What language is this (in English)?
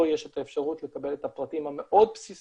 Hebrew